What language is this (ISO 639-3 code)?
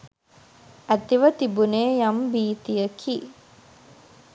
sin